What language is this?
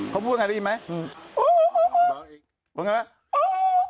Thai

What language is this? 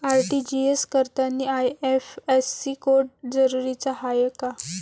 Marathi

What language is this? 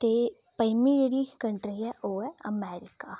Dogri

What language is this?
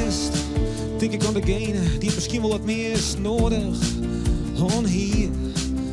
Dutch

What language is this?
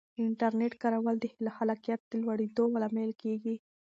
Pashto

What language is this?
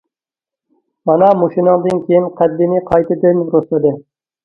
Uyghur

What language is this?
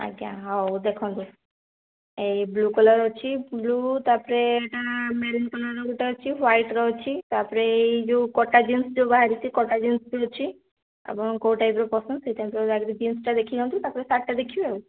Odia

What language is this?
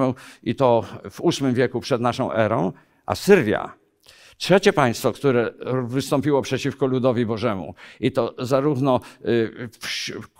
Polish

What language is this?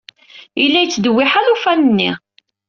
Kabyle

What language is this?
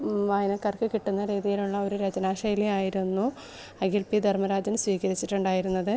Malayalam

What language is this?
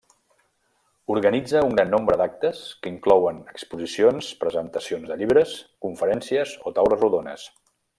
Catalan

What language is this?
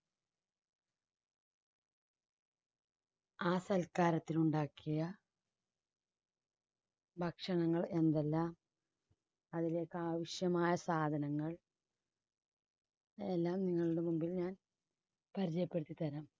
Malayalam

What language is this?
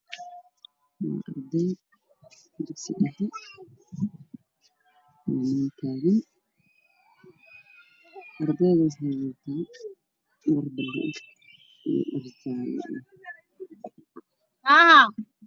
Somali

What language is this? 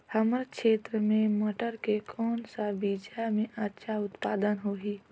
Chhattisgarhi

